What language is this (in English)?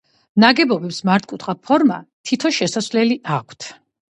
Georgian